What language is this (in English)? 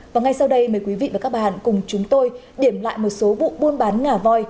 Vietnamese